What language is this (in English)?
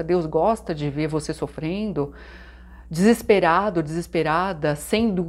Portuguese